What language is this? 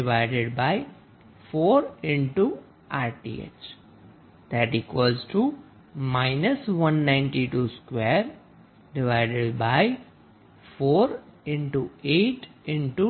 Gujarati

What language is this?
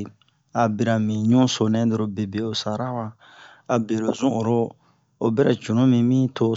Bomu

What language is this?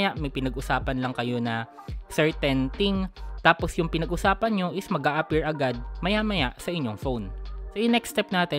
Filipino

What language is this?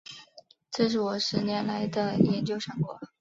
Chinese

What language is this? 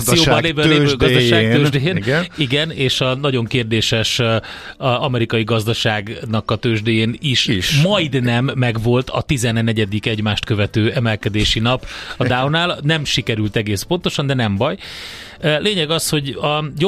Hungarian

